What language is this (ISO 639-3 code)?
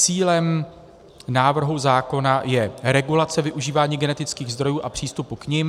ces